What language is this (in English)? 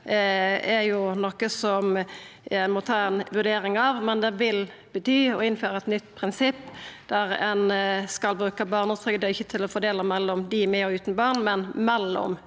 Norwegian